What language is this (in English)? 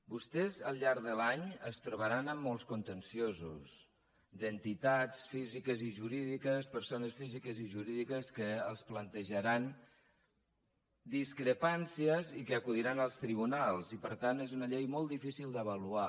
Catalan